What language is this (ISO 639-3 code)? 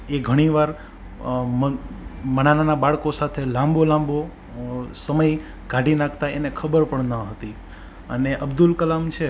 guj